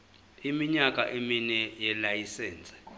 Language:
Zulu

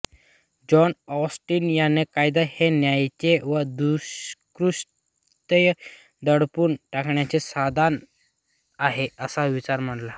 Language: Marathi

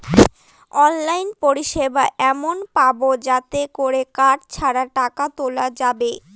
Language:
Bangla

